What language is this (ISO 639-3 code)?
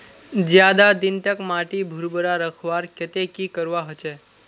mag